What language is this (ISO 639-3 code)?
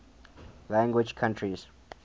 eng